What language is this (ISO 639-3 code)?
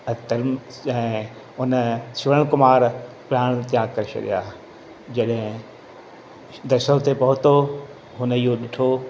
snd